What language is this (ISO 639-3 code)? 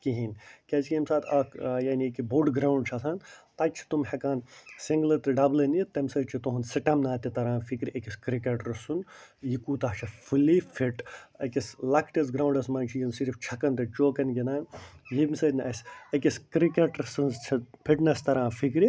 kas